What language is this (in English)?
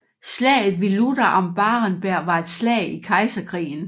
Danish